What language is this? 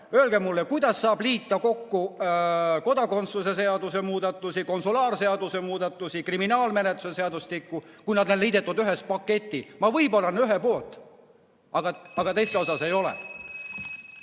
Estonian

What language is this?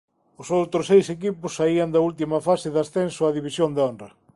Galician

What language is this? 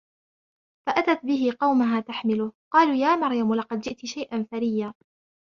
Arabic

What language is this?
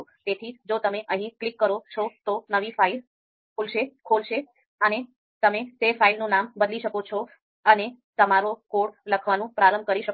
Gujarati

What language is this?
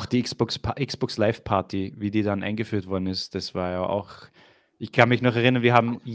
German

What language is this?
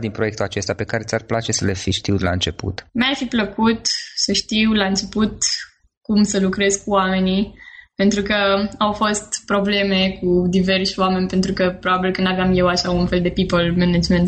Romanian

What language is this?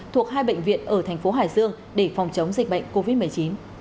Vietnamese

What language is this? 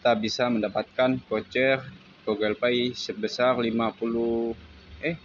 Indonesian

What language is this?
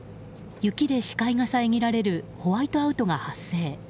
Japanese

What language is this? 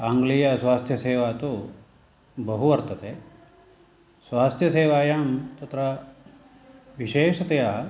Sanskrit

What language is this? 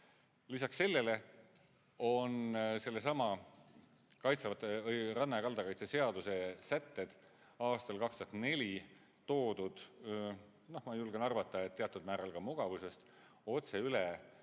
Estonian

